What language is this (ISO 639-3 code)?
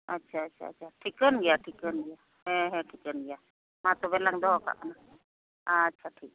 sat